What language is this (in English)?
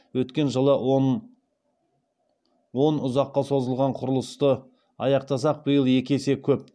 Kazakh